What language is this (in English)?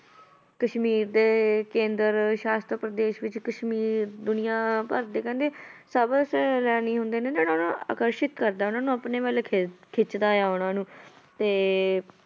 Punjabi